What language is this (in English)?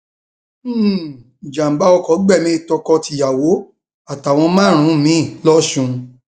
Yoruba